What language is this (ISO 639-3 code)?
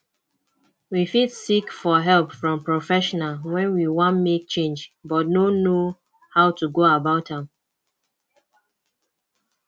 pcm